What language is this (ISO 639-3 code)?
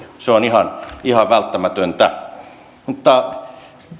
fin